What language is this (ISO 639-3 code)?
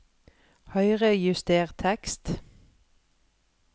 nor